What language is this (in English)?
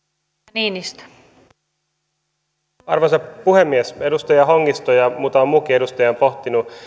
Finnish